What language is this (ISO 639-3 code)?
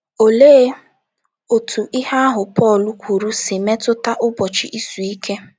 ibo